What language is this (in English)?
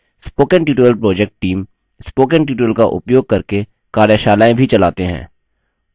Hindi